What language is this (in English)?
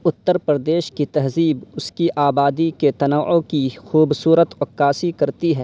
Urdu